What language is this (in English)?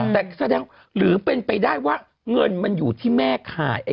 Thai